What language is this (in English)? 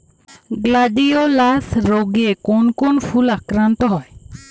Bangla